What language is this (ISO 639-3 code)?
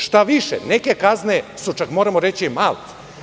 srp